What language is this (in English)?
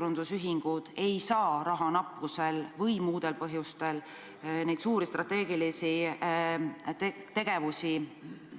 Estonian